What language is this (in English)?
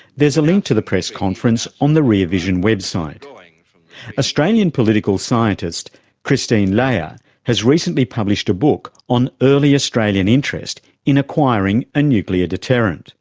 English